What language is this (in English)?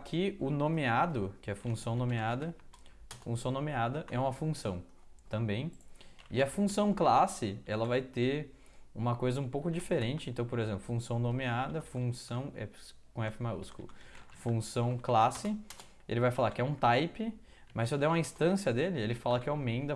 Portuguese